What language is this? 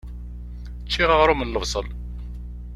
Kabyle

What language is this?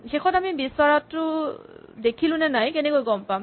Assamese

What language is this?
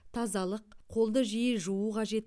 Kazakh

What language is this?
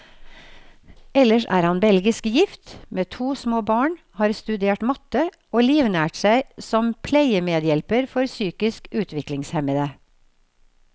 Norwegian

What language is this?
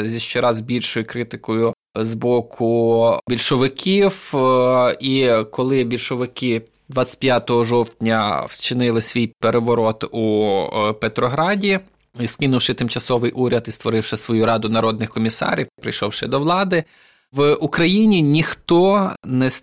Ukrainian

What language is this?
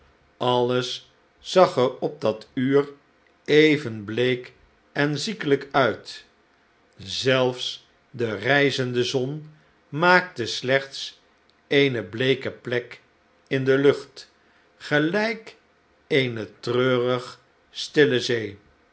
Dutch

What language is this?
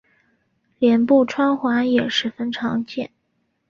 Chinese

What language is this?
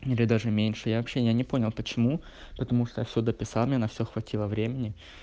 Russian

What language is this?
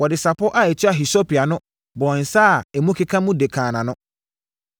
Akan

